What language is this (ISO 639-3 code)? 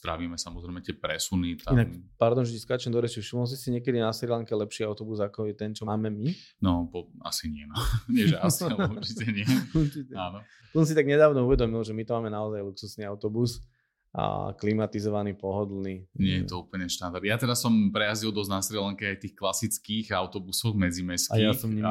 slk